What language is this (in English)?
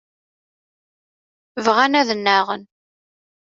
Kabyle